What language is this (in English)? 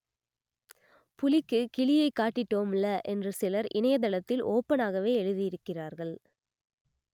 Tamil